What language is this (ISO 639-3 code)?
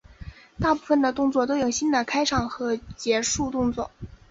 zho